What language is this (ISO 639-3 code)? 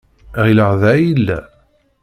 kab